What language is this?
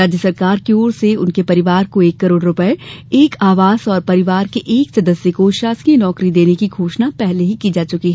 Hindi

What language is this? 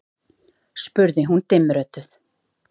Icelandic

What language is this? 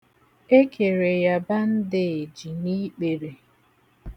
Igbo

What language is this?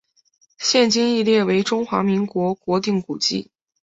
Chinese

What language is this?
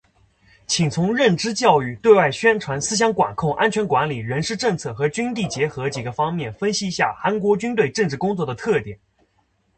Chinese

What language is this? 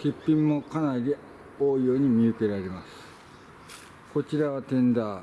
Japanese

